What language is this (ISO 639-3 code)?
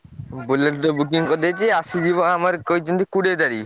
ori